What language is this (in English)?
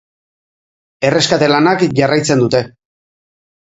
Basque